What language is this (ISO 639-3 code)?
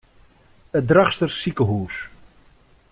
fry